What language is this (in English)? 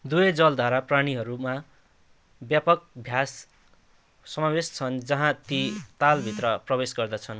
Nepali